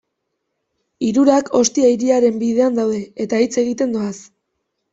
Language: Basque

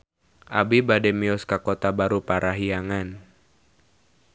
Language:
Sundanese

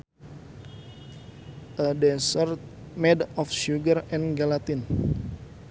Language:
Sundanese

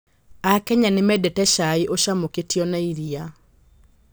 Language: Kikuyu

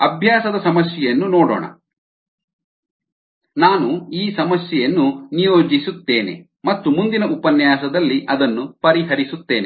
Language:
Kannada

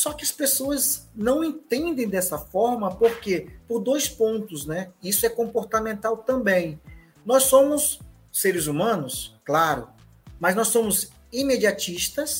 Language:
Portuguese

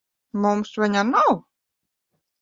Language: Latvian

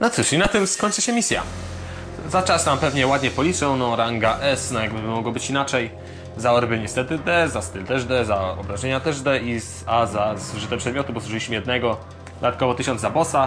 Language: Polish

